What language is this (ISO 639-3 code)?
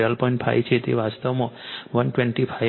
guj